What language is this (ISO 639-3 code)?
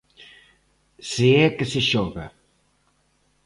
glg